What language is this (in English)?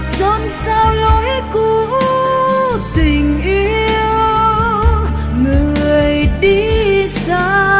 Vietnamese